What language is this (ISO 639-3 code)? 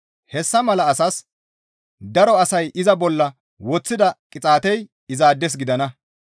gmv